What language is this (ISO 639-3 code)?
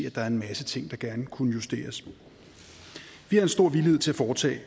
dan